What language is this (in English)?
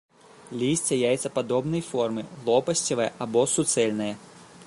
Belarusian